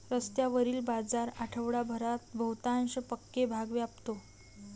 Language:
Marathi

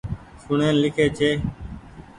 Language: Goaria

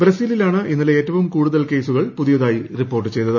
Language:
Malayalam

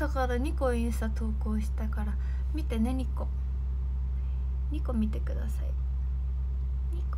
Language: Japanese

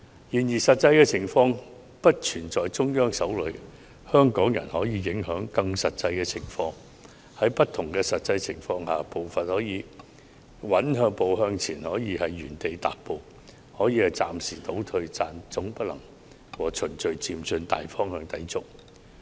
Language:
Cantonese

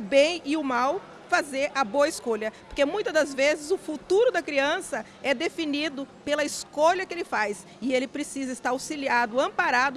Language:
Portuguese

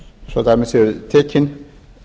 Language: Icelandic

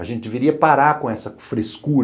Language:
Portuguese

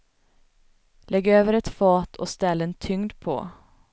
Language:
Swedish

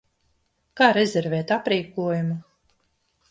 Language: Latvian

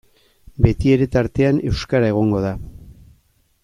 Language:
Basque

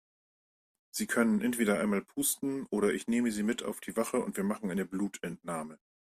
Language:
German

